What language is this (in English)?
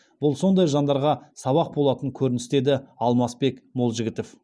Kazakh